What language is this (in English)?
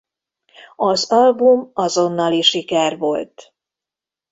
Hungarian